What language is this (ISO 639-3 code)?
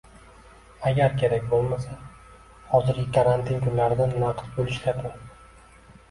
uzb